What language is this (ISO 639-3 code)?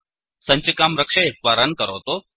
san